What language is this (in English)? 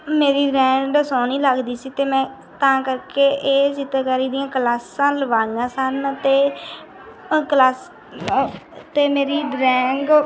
Punjabi